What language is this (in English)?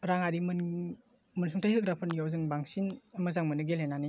Bodo